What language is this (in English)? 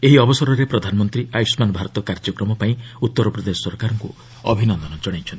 Odia